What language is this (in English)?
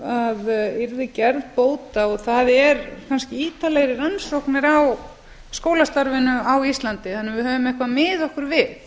Icelandic